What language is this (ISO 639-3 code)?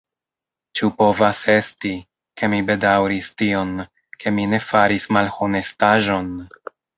epo